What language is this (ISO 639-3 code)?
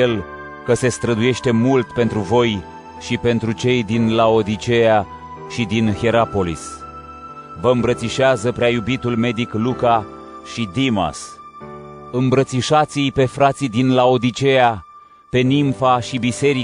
ron